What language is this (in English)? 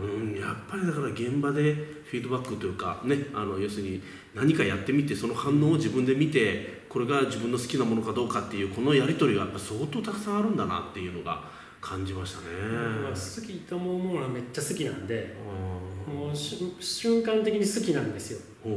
Japanese